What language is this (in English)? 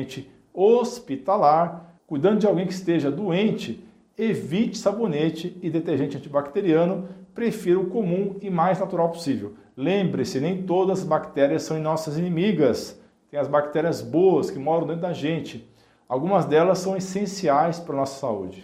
Portuguese